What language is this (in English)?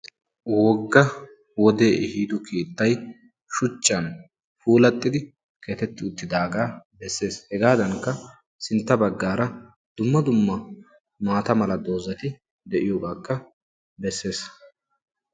Wolaytta